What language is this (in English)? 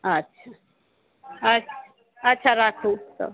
Maithili